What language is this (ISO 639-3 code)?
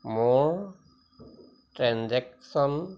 asm